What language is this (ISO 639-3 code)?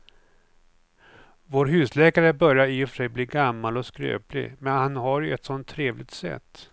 swe